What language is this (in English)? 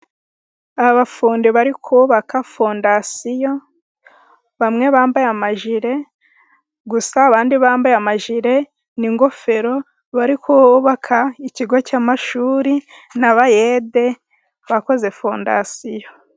Kinyarwanda